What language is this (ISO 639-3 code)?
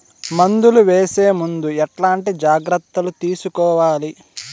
tel